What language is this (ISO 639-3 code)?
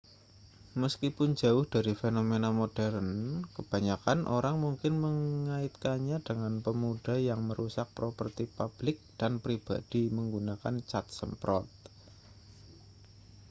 ind